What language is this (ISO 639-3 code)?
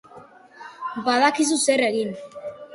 eus